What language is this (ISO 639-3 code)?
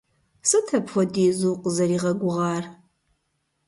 kbd